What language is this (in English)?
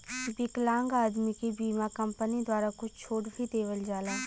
Bhojpuri